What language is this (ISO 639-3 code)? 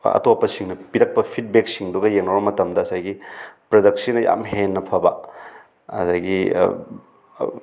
mni